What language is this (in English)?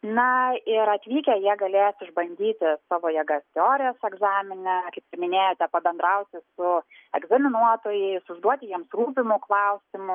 Lithuanian